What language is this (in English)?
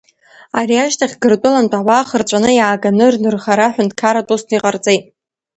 Abkhazian